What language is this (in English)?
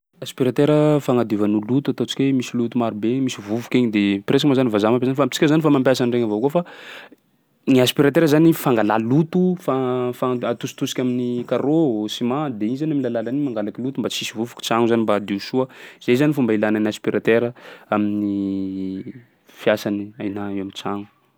Sakalava Malagasy